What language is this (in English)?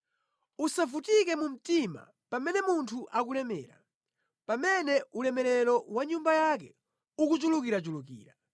Nyanja